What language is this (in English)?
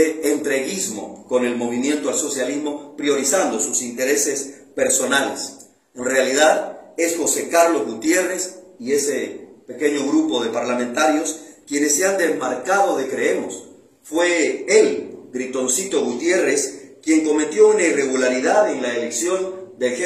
Spanish